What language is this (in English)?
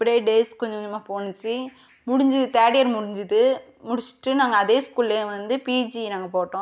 Tamil